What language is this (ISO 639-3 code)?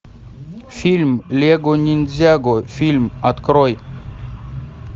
rus